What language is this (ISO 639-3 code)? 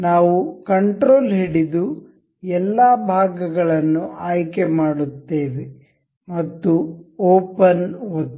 kan